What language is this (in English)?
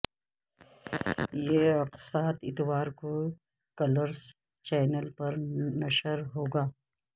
Urdu